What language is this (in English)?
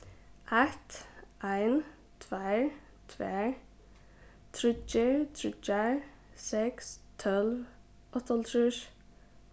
Faroese